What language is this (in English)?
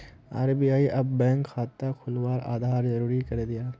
Magahi